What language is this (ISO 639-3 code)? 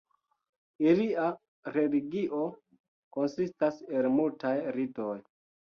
epo